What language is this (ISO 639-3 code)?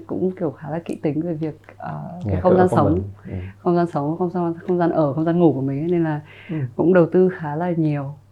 vie